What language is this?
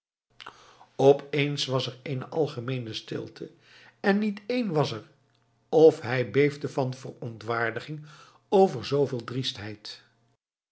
Dutch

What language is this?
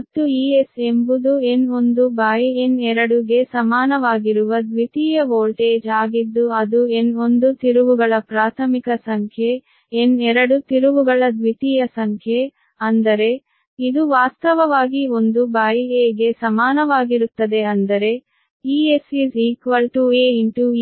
Kannada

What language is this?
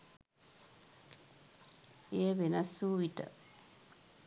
Sinhala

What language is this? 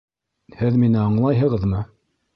Bashkir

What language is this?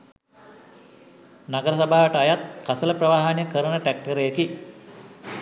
Sinhala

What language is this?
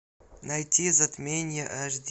Russian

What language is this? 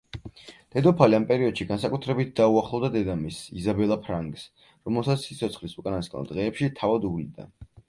Georgian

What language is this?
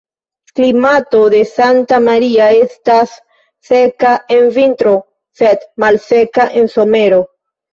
Esperanto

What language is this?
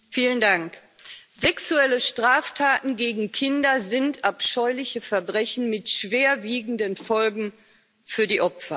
German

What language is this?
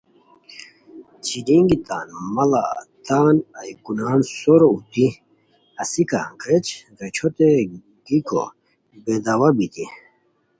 Khowar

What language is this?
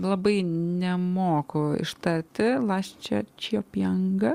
Lithuanian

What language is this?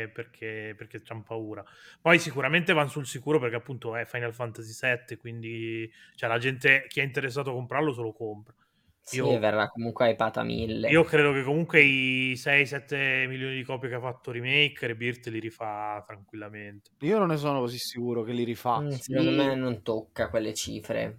Italian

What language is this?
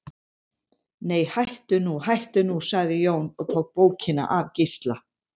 Icelandic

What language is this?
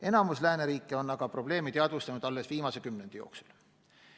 Estonian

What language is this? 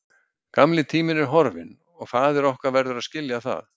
Icelandic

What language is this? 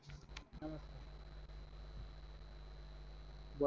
Marathi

